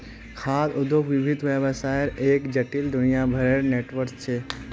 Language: Magahi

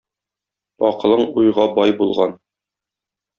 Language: Tatar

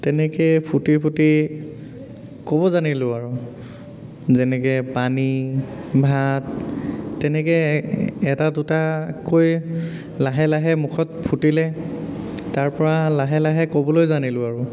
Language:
Assamese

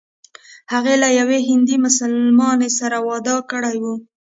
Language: Pashto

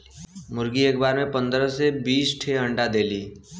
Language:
Bhojpuri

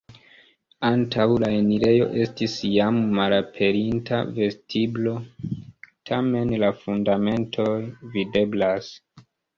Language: Esperanto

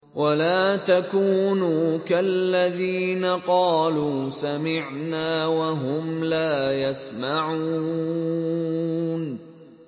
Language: Arabic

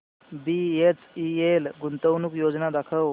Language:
Marathi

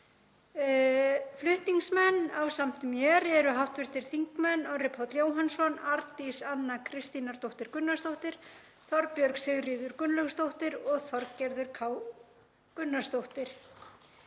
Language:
Icelandic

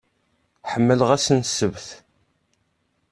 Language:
Kabyle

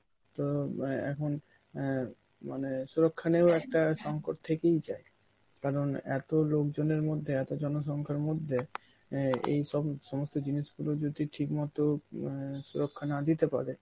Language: Bangla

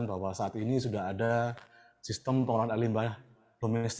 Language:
Indonesian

